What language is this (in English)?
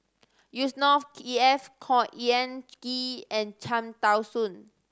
English